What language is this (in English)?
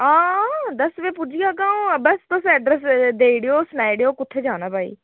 Dogri